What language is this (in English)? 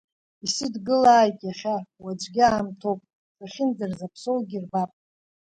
Abkhazian